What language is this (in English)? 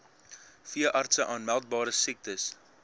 Afrikaans